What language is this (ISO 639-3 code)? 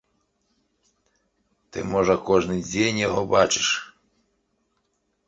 bel